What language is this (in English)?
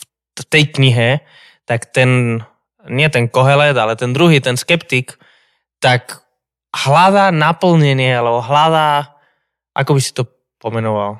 Slovak